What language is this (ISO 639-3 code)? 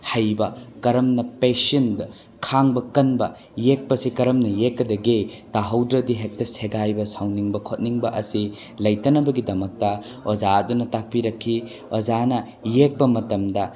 mni